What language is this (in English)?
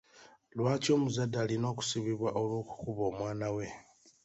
Ganda